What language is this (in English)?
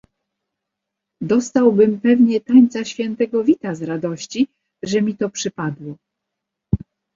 Polish